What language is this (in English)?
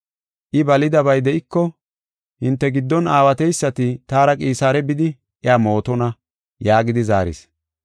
Gofa